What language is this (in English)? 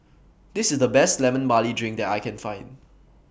English